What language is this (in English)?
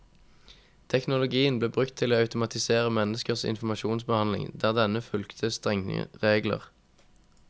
Norwegian